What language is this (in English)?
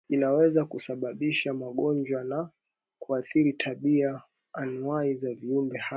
Swahili